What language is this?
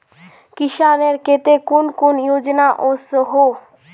Magahi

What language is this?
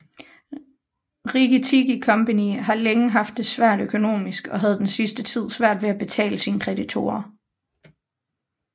Danish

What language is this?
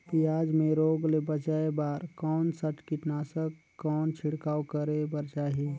Chhattisgarhi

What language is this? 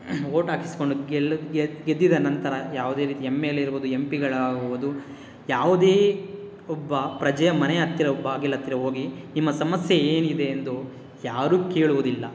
Kannada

